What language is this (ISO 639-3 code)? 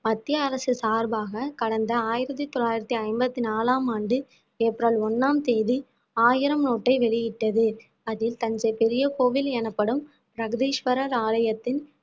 tam